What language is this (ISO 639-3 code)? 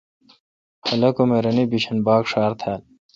xka